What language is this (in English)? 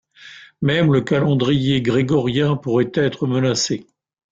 French